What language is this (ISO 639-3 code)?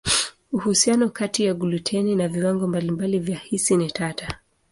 swa